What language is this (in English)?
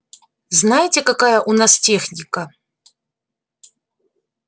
Russian